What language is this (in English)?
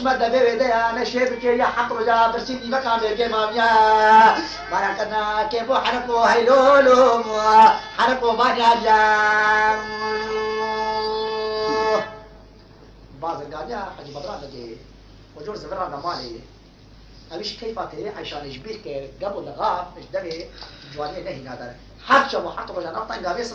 Arabic